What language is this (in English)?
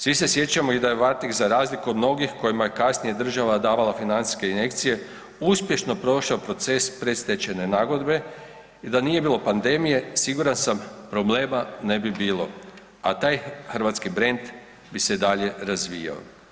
Croatian